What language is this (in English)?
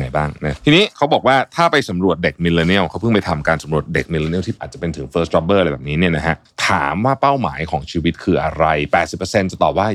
Thai